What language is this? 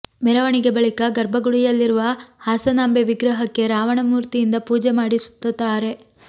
Kannada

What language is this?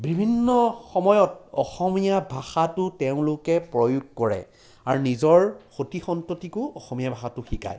Assamese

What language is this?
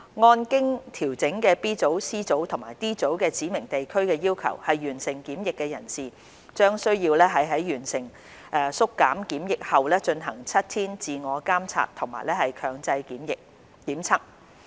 Cantonese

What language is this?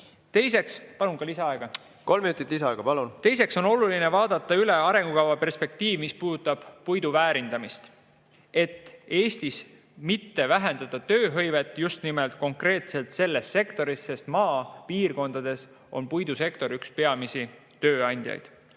Estonian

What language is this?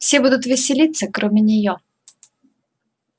Russian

